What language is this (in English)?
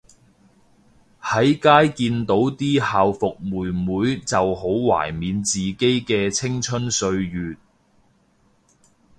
Cantonese